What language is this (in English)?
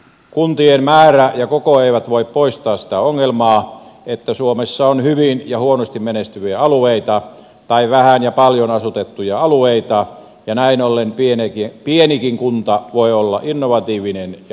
Finnish